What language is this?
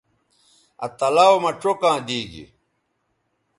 Bateri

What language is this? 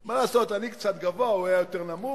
Hebrew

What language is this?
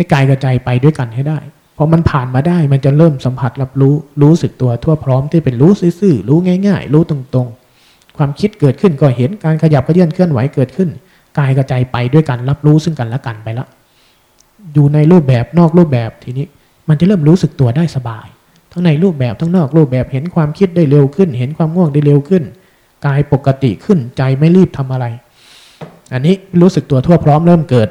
Thai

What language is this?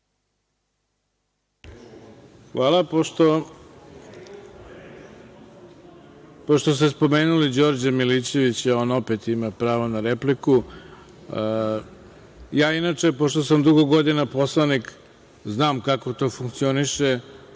Serbian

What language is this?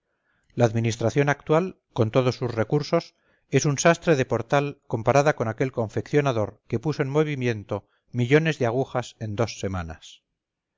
Spanish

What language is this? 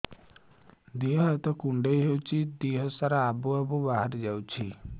Odia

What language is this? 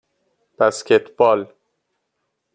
Persian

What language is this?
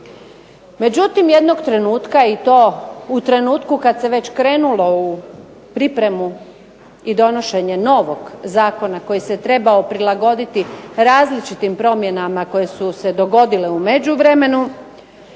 Croatian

